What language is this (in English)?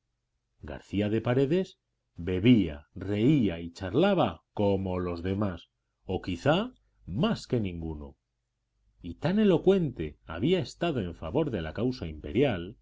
Spanish